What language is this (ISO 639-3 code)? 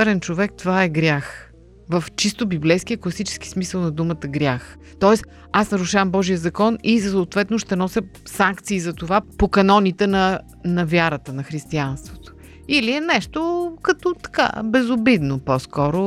bul